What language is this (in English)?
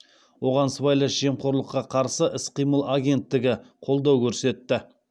Kazakh